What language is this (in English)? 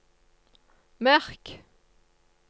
Norwegian